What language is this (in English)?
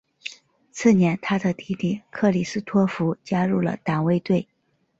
Chinese